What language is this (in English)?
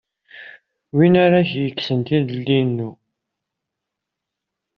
Kabyle